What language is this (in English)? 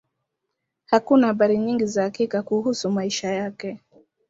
Swahili